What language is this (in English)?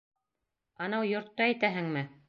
Bashkir